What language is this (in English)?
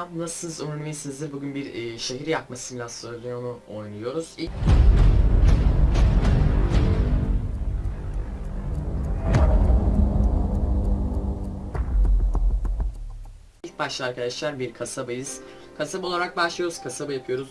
Turkish